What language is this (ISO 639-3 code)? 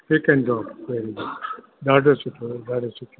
snd